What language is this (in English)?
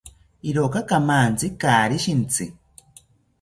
South Ucayali Ashéninka